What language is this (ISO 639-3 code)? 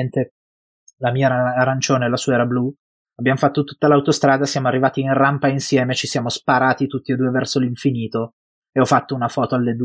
ita